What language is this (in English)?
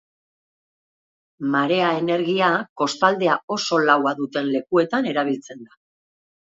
Basque